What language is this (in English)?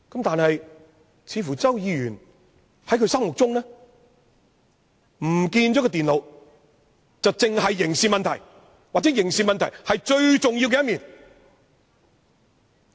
Cantonese